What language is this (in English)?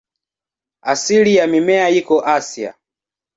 Swahili